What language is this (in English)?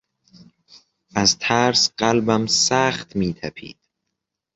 Persian